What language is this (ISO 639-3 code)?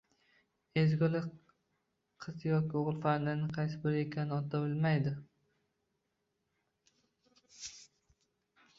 uzb